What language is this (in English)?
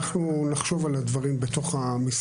Hebrew